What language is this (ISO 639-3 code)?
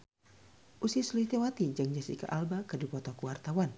sun